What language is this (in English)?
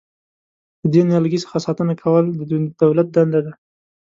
Pashto